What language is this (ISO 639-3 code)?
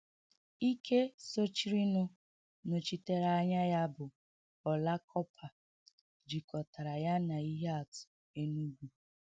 ibo